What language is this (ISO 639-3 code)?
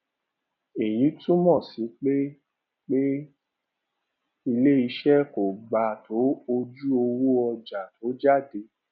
yor